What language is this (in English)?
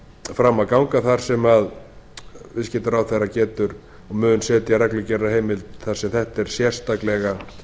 Icelandic